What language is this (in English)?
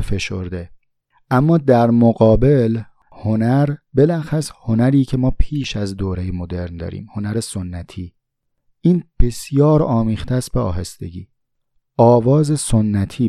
Persian